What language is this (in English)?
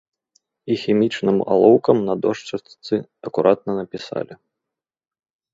Belarusian